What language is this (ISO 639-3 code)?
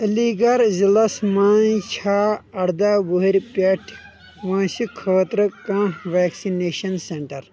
kas